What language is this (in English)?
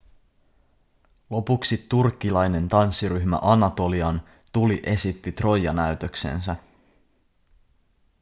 Finnish